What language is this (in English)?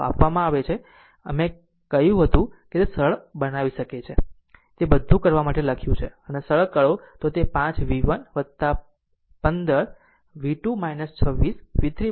Gujarati